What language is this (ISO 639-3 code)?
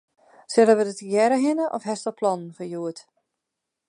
fry